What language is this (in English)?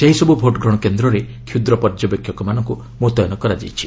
Odia